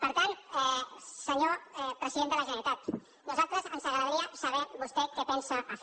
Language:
Catalan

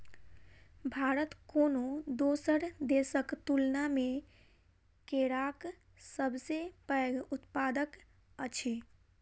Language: Maithili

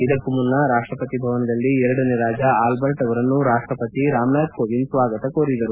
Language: Kannada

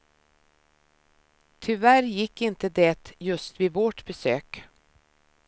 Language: Swedish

